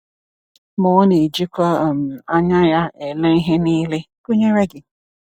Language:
Igbo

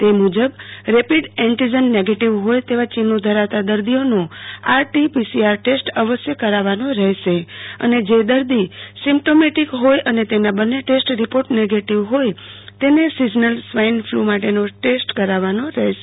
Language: Gujarati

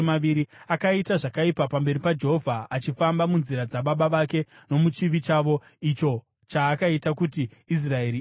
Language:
Shona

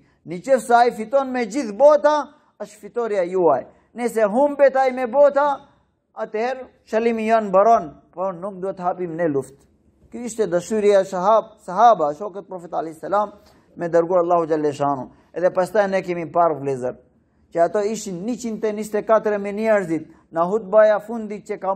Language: Romanian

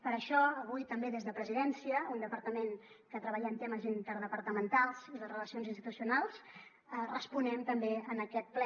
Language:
Catalan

